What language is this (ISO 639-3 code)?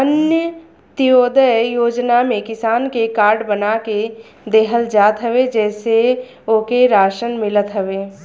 bho